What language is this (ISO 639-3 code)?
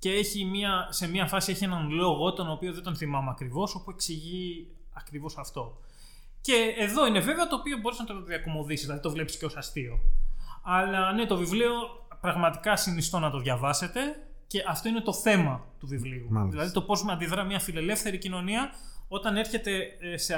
ell